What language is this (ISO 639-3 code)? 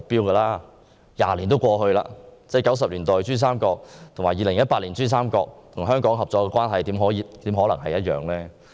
yue